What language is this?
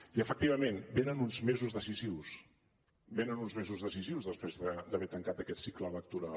Catalan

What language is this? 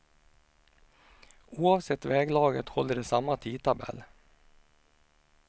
Swedish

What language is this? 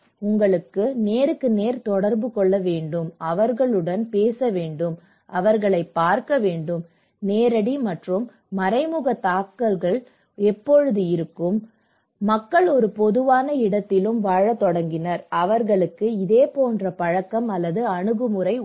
Tamil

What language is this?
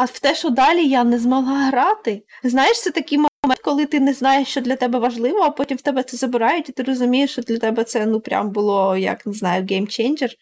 Ukrainian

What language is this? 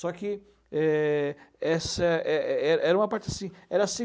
Portuguese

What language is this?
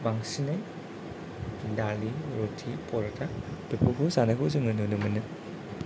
Bodo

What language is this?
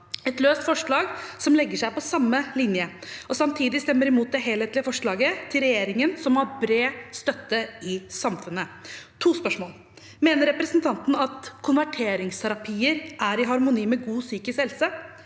Norwegian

